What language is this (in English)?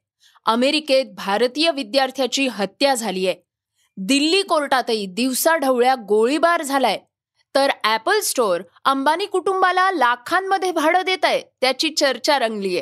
Marathi